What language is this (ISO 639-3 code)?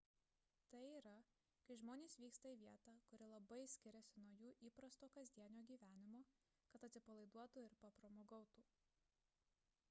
lit